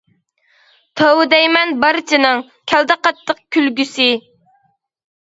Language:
Uyghur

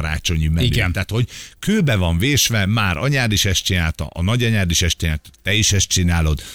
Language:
Hungarian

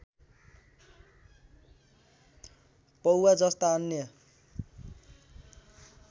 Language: Nepali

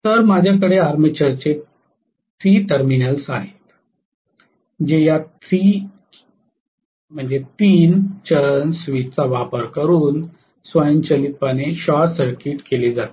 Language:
Marathi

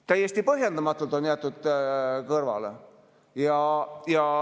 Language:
Estonian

